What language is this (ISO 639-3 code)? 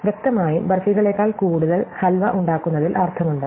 mal